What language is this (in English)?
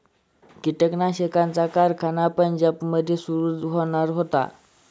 Marathi